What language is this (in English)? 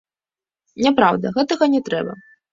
Belarusian